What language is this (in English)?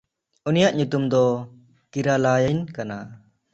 Santali